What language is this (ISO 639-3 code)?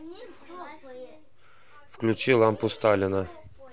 rus